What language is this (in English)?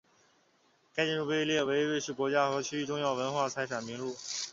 Chinese